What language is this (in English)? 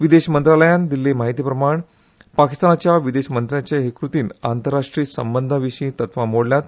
Konkani